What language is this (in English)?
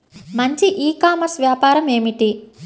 Telugu